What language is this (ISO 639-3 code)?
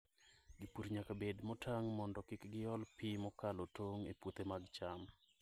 luo